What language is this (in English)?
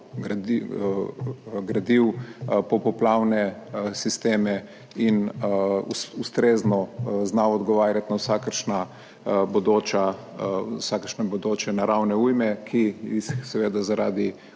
Slovenian